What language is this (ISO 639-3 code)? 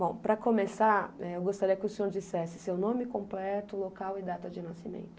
por